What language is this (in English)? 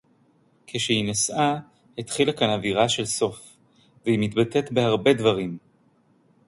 Hebrew